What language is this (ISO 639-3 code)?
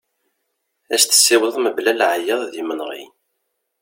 kab